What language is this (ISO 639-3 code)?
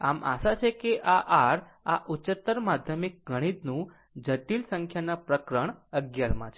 guj